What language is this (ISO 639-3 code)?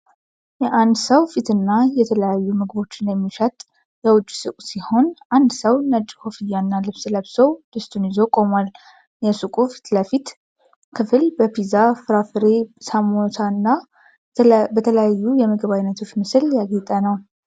amh